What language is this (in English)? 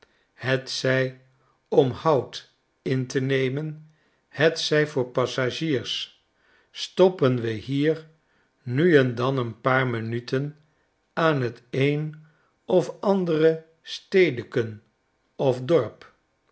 Dutch